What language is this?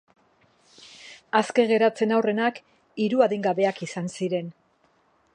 Basque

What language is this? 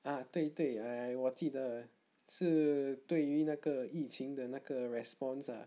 English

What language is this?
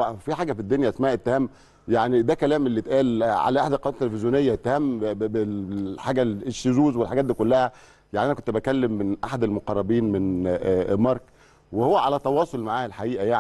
Arabic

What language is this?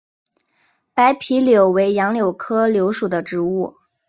Chinese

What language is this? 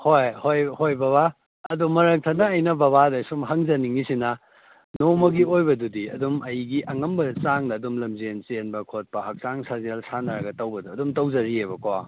Manipuri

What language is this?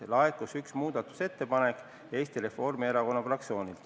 Estonian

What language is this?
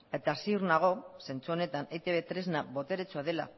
Basque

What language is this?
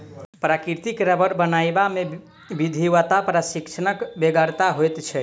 Maithili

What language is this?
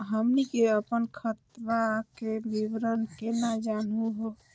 Magahi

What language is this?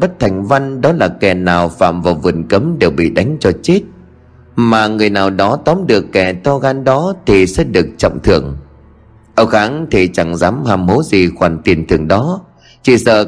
Vietnamese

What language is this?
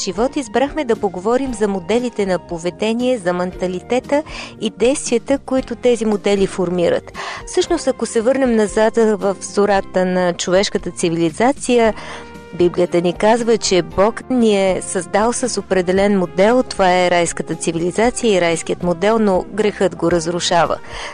Bulgarian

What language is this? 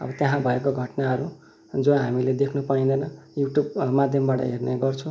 Nepali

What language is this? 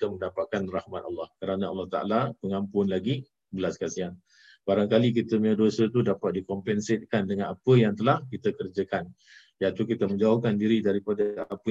Malay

